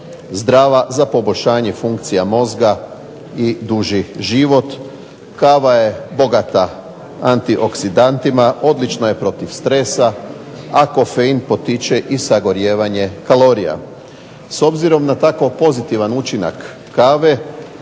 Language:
Croatian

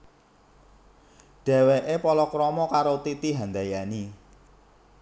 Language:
Javanese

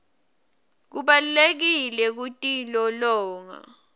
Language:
Swati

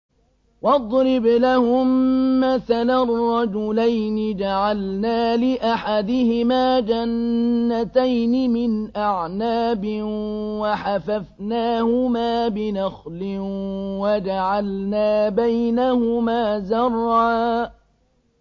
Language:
Arabic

